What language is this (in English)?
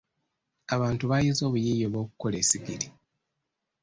Ganda